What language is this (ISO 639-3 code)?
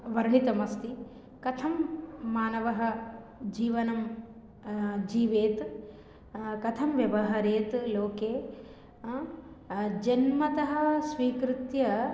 san